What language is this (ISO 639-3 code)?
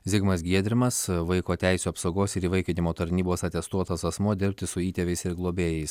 lit